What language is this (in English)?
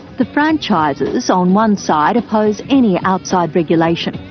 English